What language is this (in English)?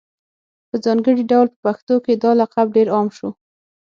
Pashto